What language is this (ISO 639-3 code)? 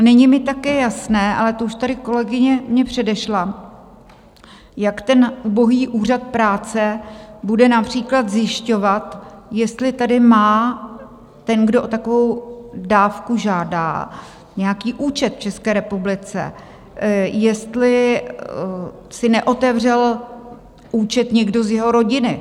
ces